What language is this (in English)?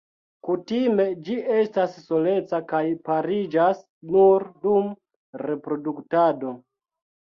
Esperanto